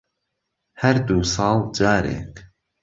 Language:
Central Kurdish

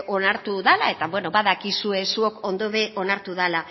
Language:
Basque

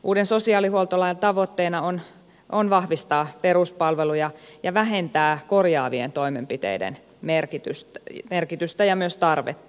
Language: Finnish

